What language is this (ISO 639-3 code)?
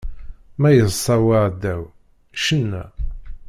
kab